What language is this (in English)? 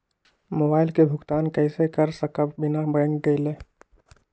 Magahi